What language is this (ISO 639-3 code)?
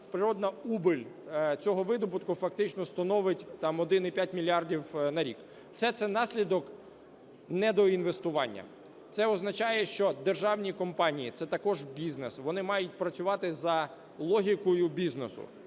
ukr